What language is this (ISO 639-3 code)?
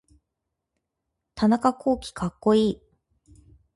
jpn